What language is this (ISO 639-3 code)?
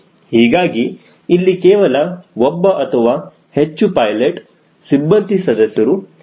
kan